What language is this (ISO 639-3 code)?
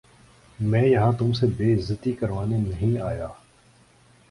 urd